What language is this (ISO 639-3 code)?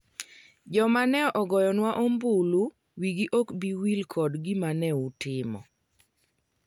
luo